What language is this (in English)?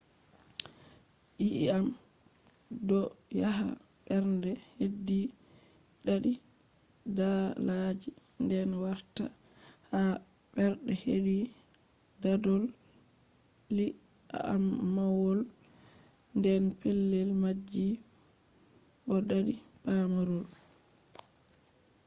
Fula